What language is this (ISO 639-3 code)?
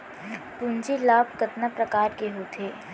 hne